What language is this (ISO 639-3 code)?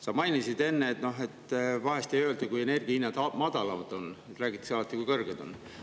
est